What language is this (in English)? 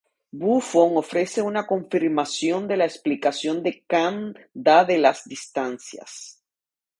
Spanish